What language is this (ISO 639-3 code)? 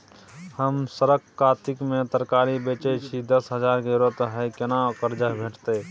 mai